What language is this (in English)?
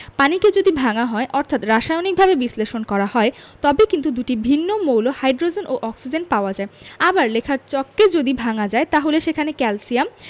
Bangla